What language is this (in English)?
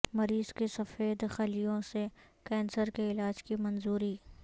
Urdu